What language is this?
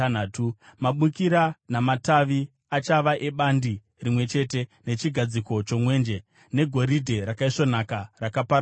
Shona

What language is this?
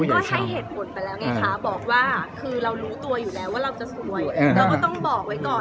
Thai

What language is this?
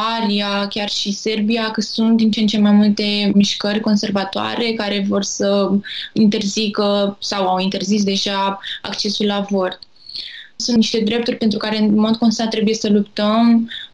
Romanian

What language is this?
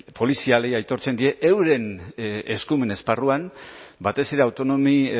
Basque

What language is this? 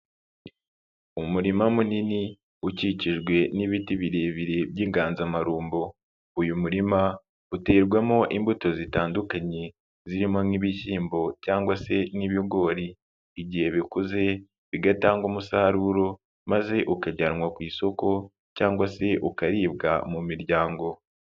Kinyarwanda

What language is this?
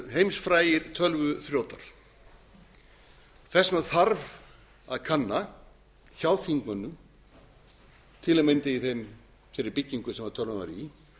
Icelandic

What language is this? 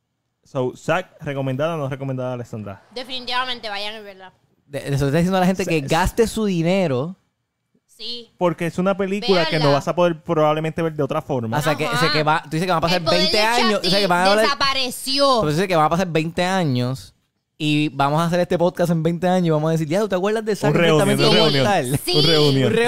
Spanish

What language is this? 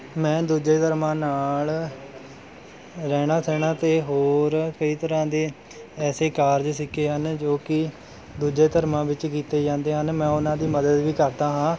Punjabi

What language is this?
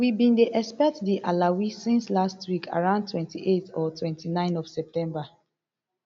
Nigerian Pidgin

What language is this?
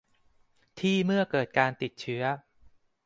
Thai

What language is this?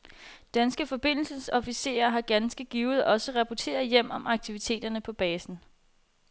Danish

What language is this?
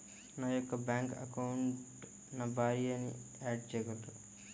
Telugu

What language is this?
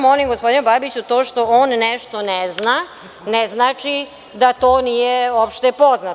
Serbian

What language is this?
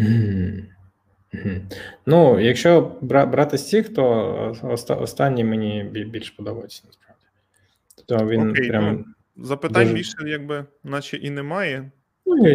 Ukrainian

